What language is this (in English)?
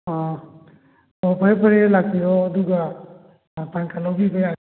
Manipuri